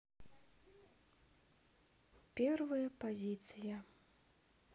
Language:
Russian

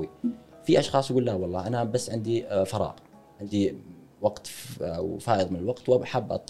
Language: Arabic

